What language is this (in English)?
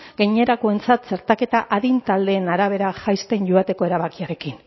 Basque